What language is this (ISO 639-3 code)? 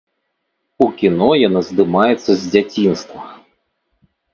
bel